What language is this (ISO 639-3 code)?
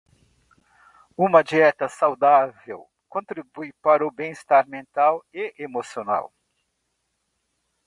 por